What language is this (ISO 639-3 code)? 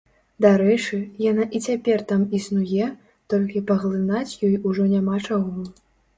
bel